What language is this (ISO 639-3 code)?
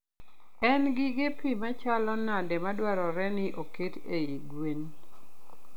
luo